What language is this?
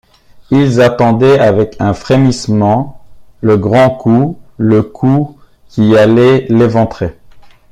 French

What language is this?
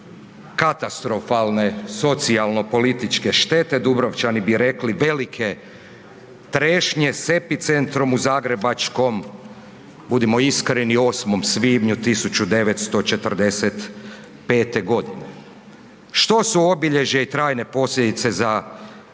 Croatian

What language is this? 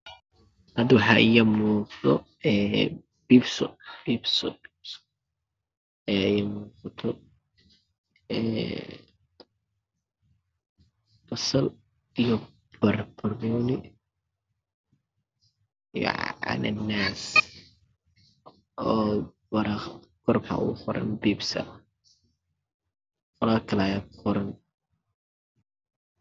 Somali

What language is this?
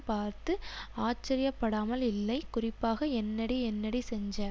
Tamil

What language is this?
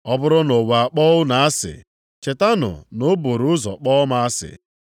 Igbo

